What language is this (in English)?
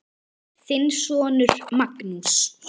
Icelandic